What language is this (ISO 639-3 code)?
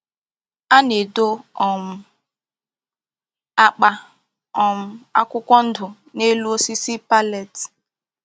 ibo